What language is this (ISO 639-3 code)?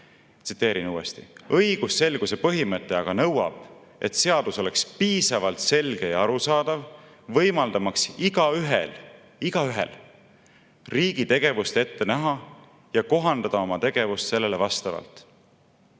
est